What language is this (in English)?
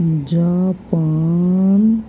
Urdu